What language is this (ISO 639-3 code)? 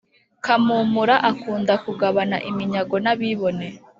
kin